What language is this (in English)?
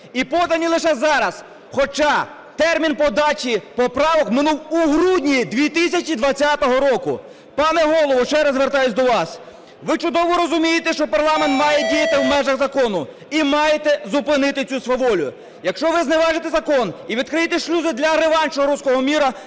Ukrainian